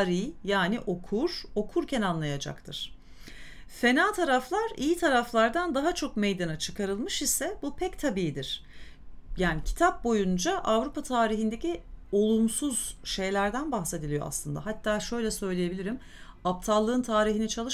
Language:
Turkish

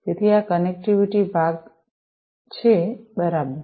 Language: Gujarati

